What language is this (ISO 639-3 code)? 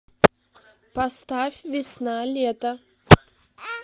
rus